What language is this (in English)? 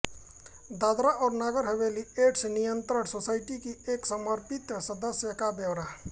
Hindi